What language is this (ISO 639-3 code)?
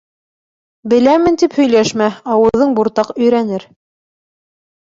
bak